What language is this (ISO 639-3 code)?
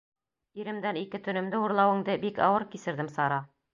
bak